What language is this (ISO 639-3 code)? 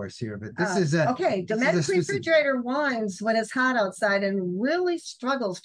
eng